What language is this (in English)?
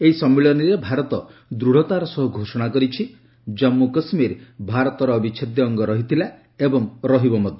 Odia